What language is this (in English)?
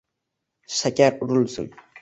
Uzbek